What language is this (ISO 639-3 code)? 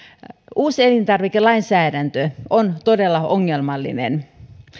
fin